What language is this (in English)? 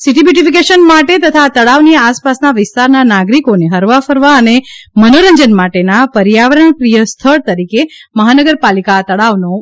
Gujarati